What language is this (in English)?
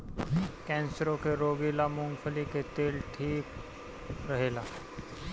Bhojpuri